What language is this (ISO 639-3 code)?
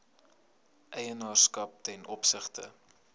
afr